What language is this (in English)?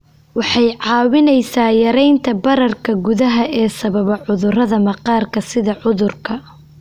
Somali